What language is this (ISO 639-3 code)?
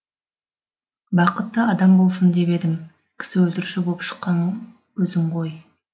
kaz